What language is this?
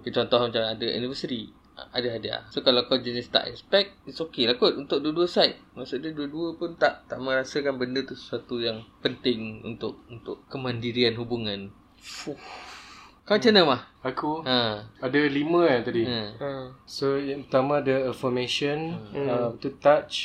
Malay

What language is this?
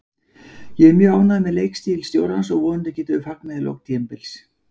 Icelandic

